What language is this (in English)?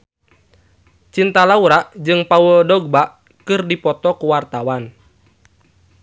Sundanese